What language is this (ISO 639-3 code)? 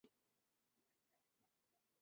zho